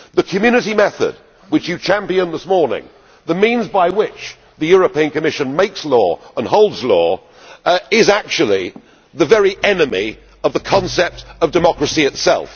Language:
English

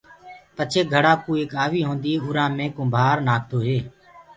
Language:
Gurgula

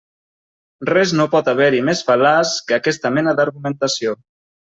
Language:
Catalan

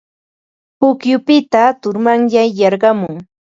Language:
Ambo-Pasco Quechua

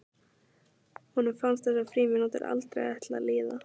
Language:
Icelandic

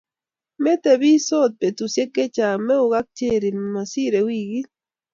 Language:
Kalenjin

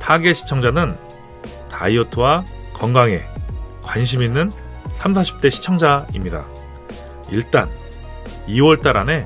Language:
Korean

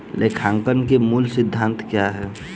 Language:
Hindi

